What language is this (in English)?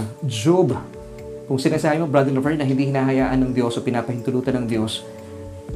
Filipino